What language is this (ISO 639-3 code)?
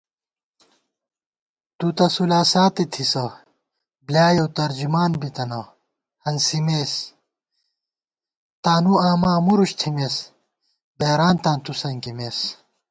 gwt